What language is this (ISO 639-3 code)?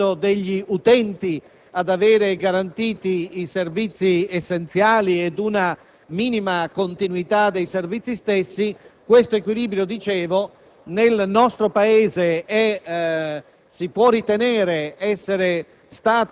ita